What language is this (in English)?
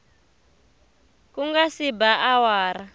Tsonga